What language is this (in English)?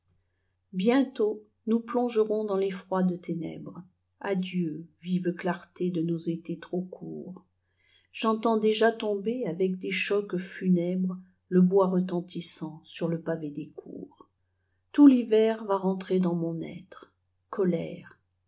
French